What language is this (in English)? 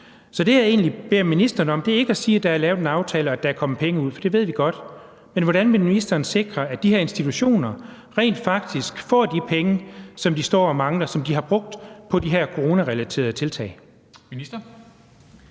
Danish